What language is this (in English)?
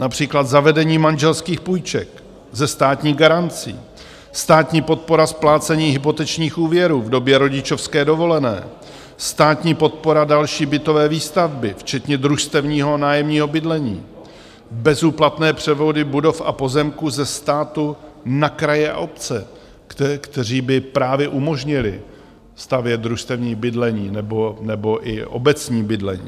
Czech